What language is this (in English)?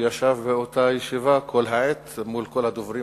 Hebrew